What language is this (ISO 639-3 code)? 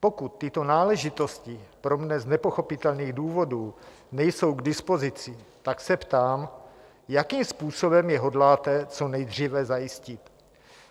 ces